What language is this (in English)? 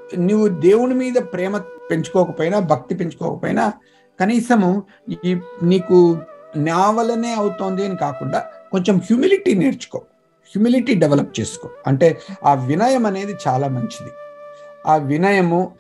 Telugu